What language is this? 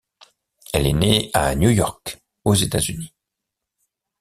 French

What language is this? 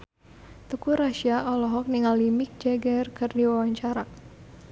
Sundanese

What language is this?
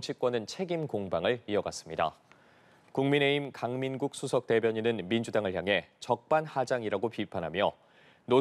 Korean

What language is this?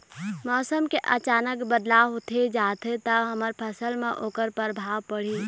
Chhattisgarhi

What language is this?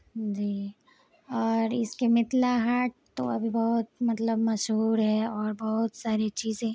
Urdu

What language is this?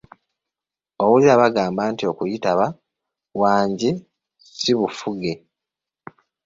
Ganda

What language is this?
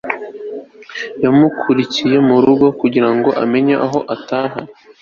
Kinyarwanda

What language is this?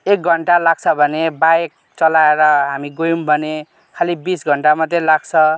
Nepali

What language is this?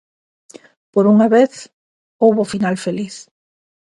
Galician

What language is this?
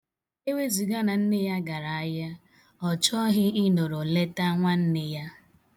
Igbo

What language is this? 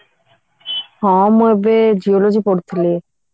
Odia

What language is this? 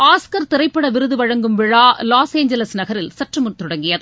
Tamil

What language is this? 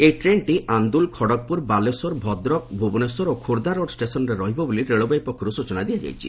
Odia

